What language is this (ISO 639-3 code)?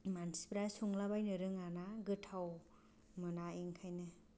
brx